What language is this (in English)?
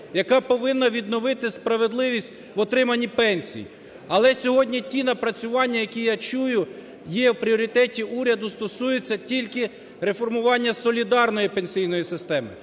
Ukrainian